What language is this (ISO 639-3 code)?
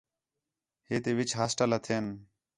xhe